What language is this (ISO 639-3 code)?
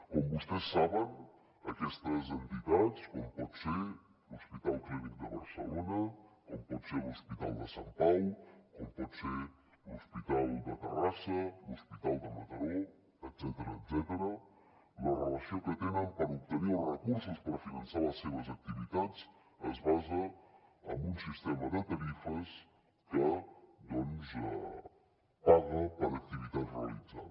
cat